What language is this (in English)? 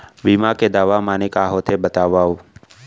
Chhattisgarhi